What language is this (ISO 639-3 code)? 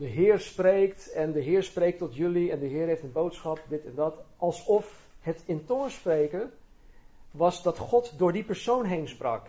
nld